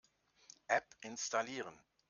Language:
German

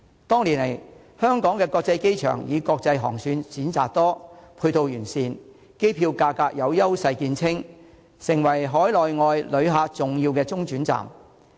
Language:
Cantonese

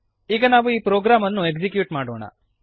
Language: Kannada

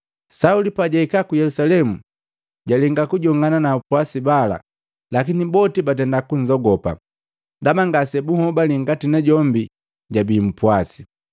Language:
Matengo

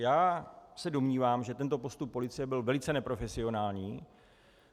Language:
Czech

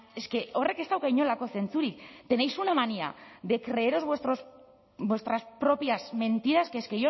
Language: Spanish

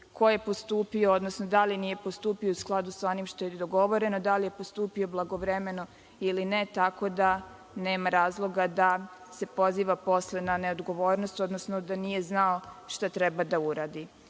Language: Serbian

